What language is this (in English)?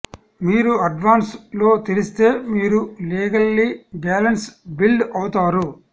Telugu